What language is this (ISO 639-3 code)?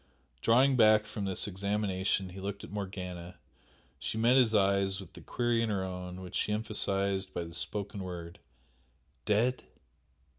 eng